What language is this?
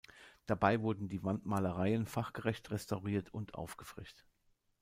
German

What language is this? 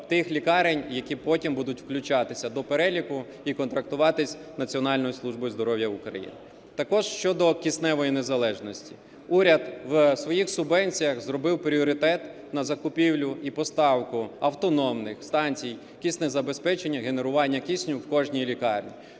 Ukrainian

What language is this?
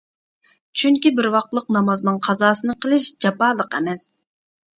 Uyghur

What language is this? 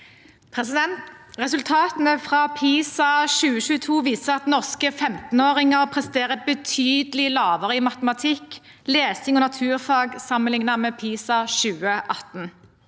Norwegian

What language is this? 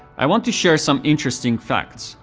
English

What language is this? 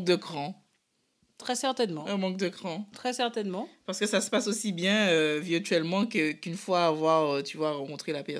French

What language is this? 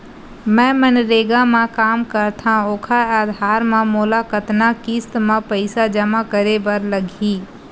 Chhattisgarhi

